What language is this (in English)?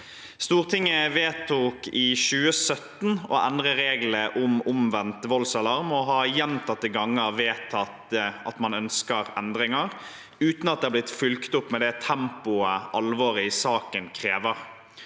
Norwegian